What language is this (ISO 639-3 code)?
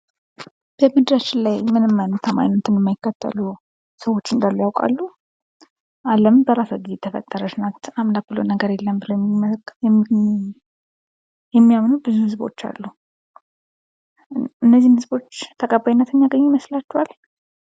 amh